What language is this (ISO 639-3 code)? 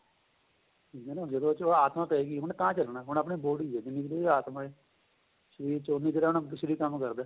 pan